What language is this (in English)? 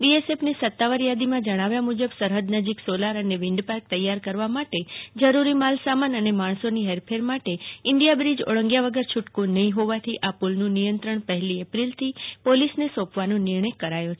Gujarati